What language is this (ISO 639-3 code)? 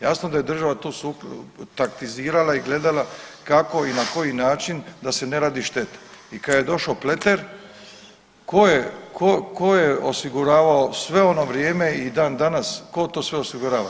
hrv